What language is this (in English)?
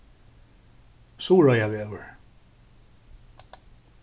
Faroese